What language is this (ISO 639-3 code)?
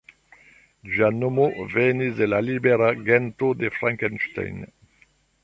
epo